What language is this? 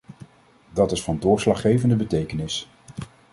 Dutch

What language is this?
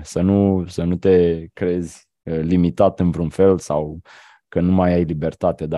Romanian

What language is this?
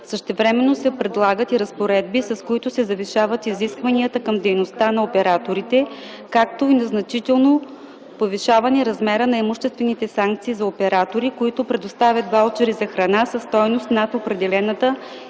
Bulgarian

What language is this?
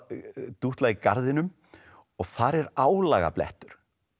Icelandic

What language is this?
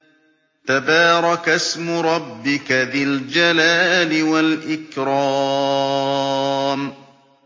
Arabic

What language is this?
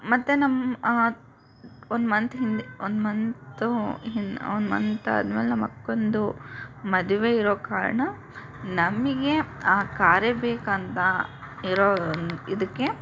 Kannada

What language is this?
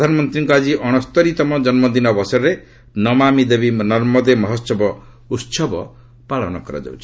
Odia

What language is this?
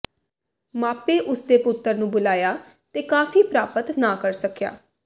Punjabi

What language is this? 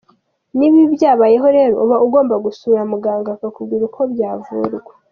Kinyarwanda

